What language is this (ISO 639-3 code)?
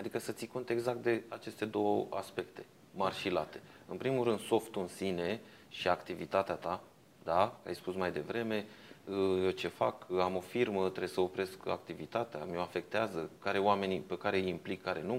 ron